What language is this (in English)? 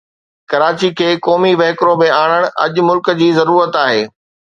Sindhi